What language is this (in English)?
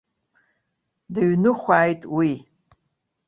Abkhazian